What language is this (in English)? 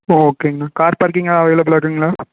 Tamil